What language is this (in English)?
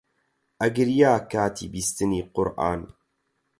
Central Kurdish